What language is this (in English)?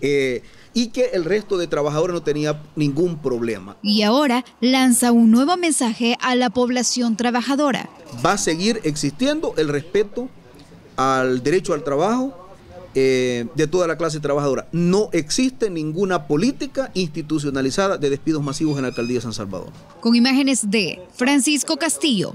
Spanish